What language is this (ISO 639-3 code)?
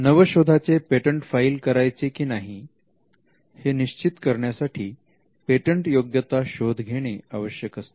mar